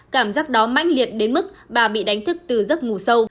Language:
Vietnamese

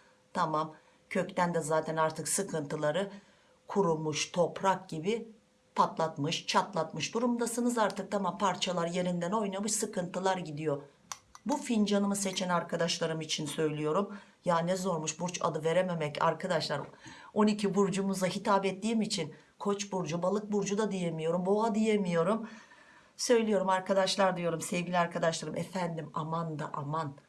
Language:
Turkish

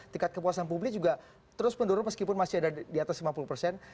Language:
Indonesian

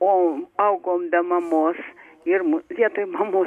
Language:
Lithuanian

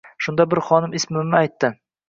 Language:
Uzbek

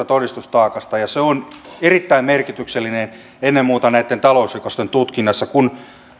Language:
Finnish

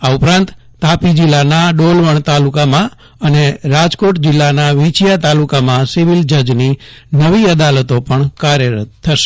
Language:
Gujarati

